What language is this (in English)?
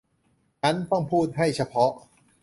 Thai